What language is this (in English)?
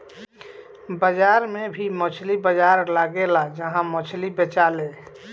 Bhojpuri